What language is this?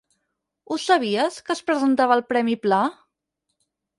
Catalan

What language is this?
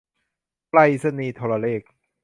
Thai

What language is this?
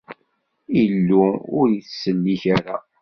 Kabyle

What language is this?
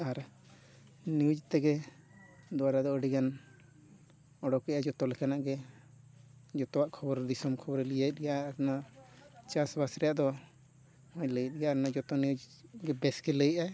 Santali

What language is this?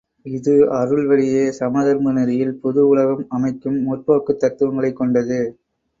Tamil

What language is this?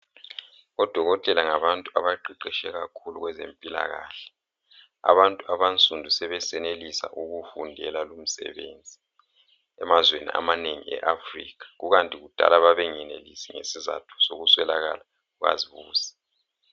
North Ndebele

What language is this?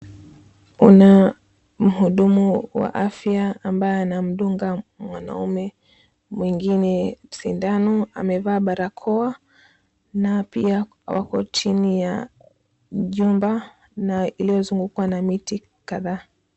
Swahili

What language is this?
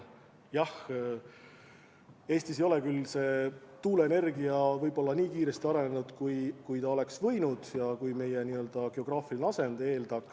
Estonian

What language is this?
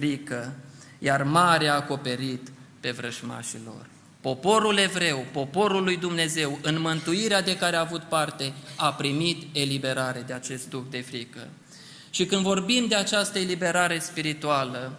Romanian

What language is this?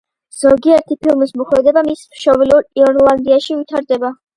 Georgian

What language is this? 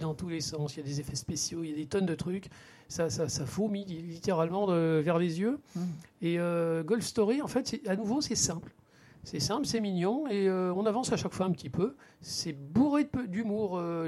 French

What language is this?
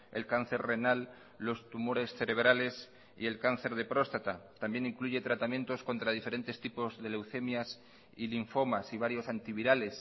Spanish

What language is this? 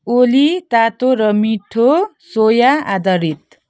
Nepali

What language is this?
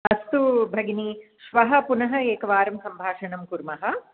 Sanskrit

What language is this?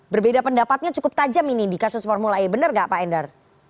Indonesian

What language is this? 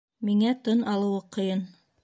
Bashkir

